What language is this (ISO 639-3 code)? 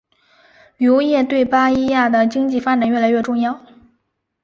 zho